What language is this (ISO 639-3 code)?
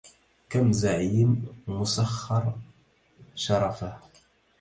ara